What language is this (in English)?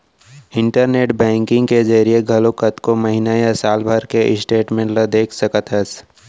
Chhattisgarhi